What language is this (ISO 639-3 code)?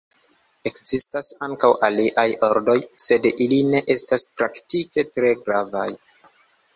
epo